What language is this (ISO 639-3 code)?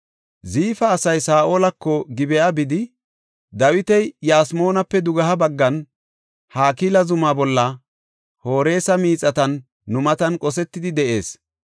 gof